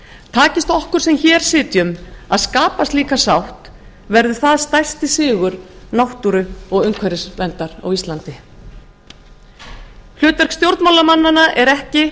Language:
Icelandic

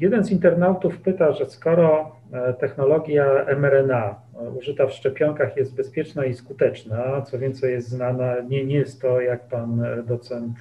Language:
Polish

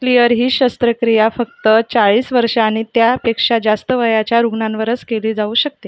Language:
Marathi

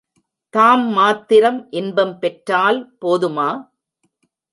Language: Tamil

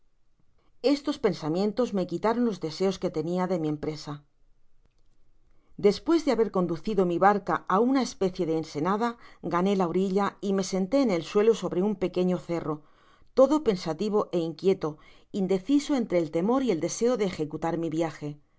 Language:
Spanish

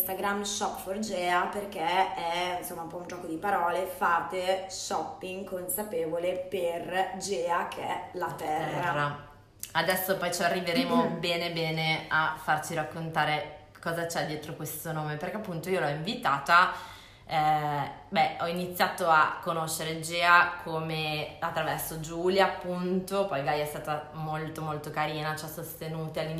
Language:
Italian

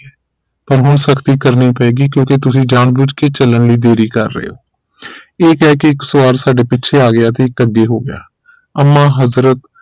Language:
Punjabi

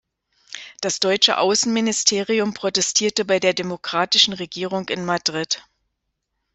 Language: German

